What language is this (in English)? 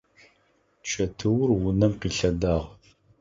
Adyghe